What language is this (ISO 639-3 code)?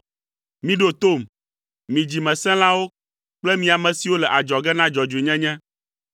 ewe